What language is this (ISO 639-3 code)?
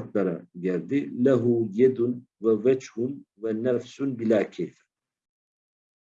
tur